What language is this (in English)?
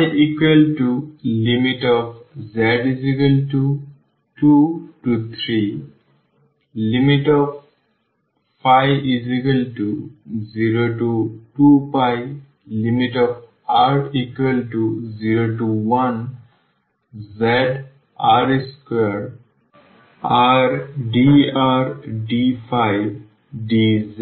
Bangla